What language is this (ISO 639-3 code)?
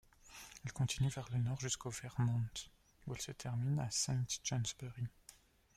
fra